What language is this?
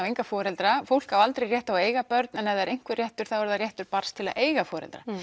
Icelandic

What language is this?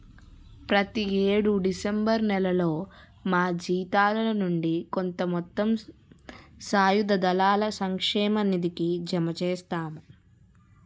Telugu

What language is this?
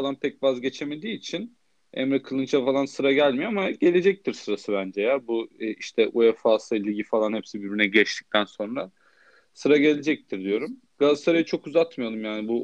Turkish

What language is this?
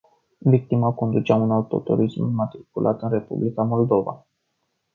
Romanian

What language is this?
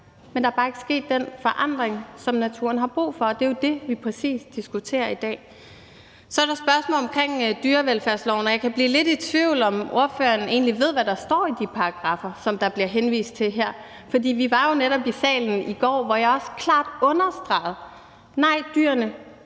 Danish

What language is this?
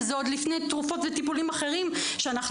Hebrew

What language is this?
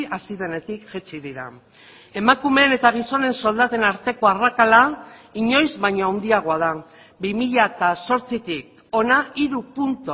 Basque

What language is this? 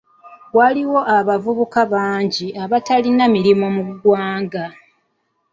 Ganda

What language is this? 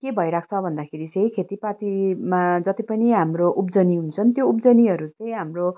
Nepali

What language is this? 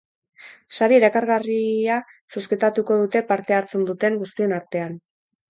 Basque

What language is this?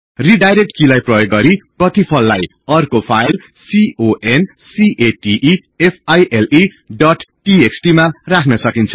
Nepali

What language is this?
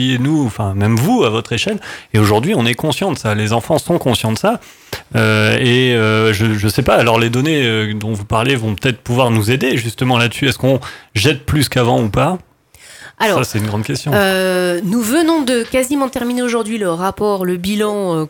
French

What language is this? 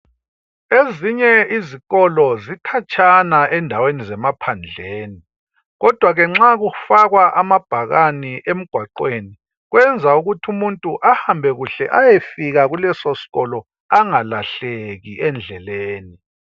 North Ndebele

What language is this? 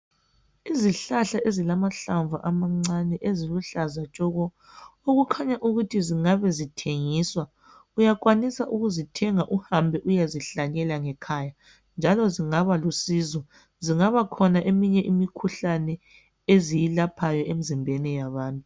North Ndebele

